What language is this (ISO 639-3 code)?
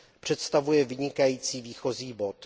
ces